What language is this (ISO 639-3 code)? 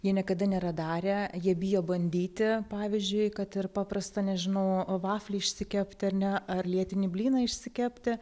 lit